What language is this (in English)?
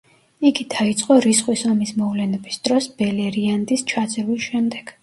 Georgian